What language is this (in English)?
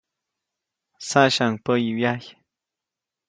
Copainalá Zoque